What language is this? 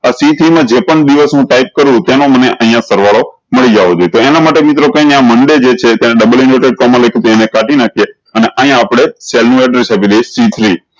Gujarati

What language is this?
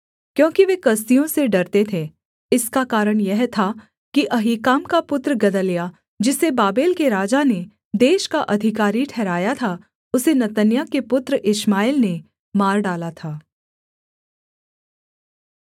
Hindi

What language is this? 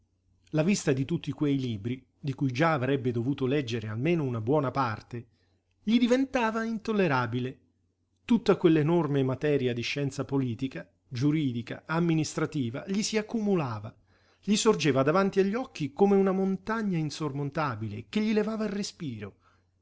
Italian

